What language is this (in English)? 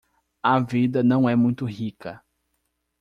Portuguese